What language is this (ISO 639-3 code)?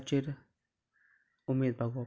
kok